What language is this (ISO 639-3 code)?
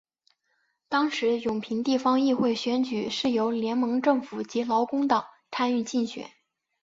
zho